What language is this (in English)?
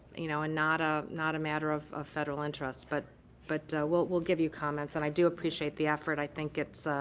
English